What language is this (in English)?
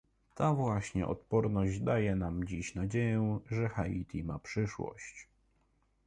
Polish